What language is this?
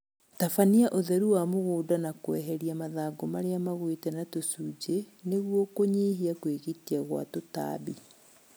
Kikuyu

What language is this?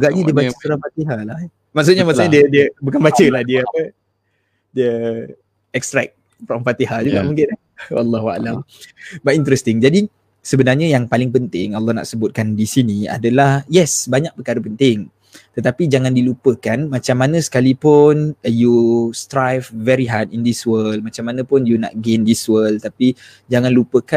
Malay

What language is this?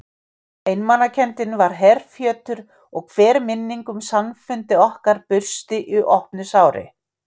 Icelandic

